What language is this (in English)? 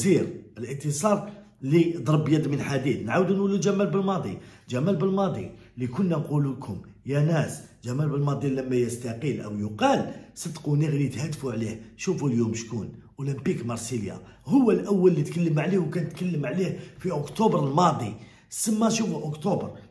Arabic